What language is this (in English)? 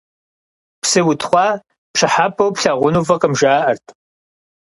Kabardian